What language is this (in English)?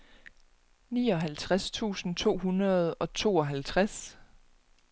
Danish